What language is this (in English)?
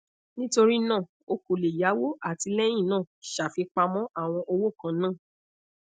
Yoruba